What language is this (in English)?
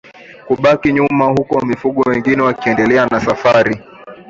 Swahili